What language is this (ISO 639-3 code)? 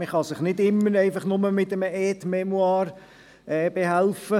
gsw